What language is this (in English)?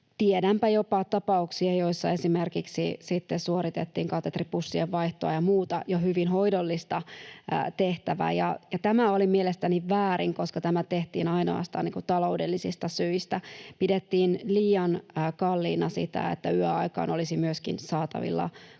Finnish